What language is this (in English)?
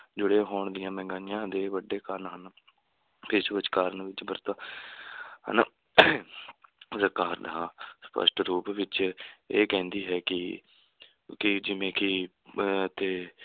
Punjabi